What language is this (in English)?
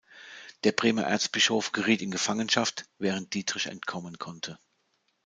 German